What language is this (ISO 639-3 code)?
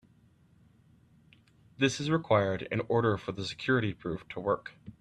eng